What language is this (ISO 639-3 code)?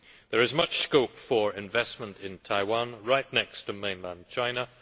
eng